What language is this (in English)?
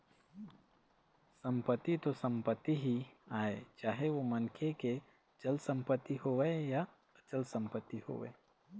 Chhattisgarhi